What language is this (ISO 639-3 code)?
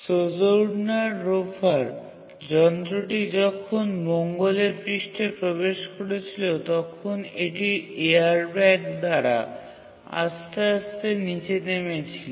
ben